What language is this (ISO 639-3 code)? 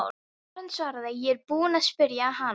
isl